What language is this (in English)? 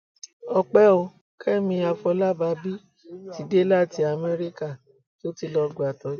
Yoruba